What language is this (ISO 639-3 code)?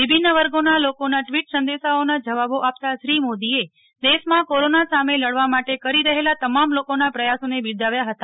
guj